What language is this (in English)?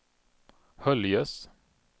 Swedish